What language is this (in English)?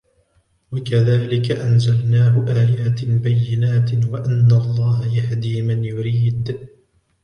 Arabic